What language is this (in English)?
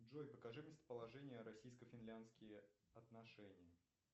Russian